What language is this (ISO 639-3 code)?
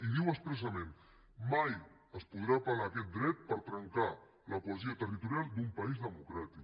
cat